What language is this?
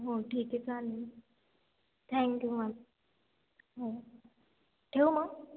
Marathi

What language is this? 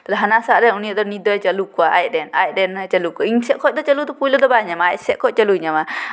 Santali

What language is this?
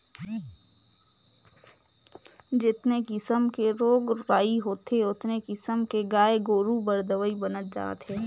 Chhattisgarhi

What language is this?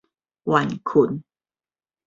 Min Nan Chinese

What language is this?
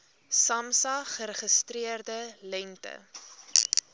Afrikaans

